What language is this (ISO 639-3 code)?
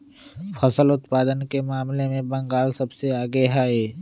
mag